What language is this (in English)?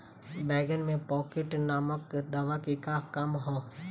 Bhojpuri